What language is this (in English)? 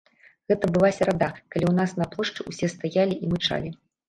Belarusian